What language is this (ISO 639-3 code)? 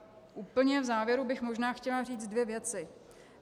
ces